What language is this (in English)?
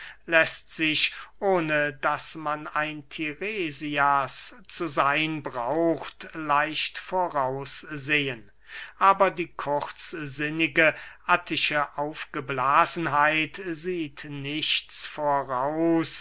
German